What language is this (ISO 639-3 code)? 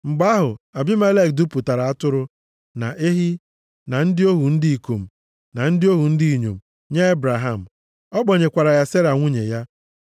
ibo